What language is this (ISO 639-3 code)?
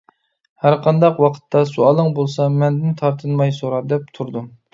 uig